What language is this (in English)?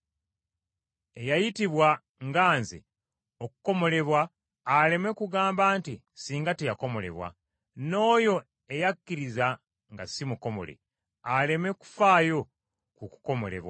Ganda